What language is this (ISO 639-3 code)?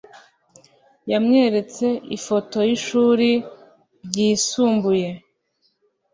kin